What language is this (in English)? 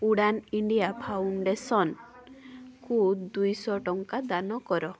Odia